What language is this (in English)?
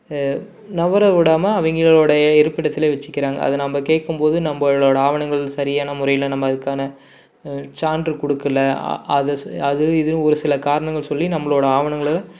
Tamil